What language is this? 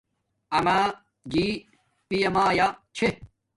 Domaaki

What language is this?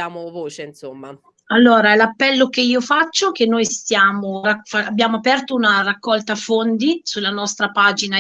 Italian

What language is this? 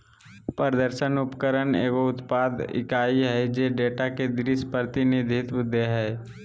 Magahi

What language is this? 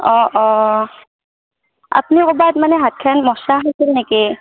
Assamese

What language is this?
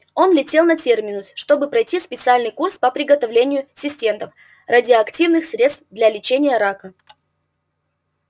Russian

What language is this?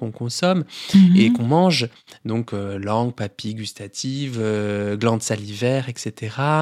French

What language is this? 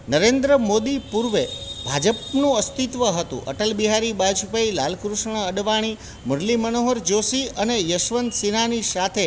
Gujarati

